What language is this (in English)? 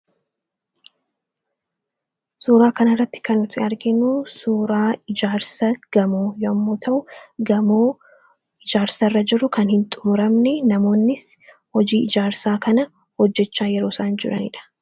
Oromo